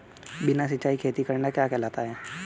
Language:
Hindi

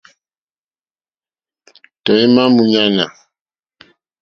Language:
Mokpwe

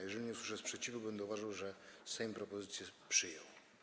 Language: Polish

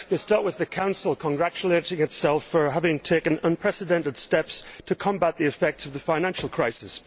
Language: English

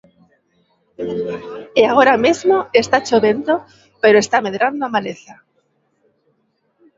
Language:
Galician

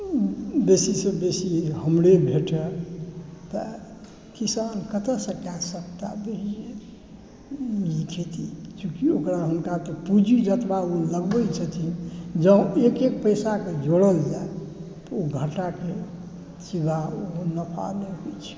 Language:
Maithili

